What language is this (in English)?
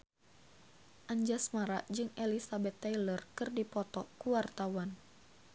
Sundanese